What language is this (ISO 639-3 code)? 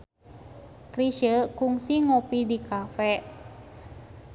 sun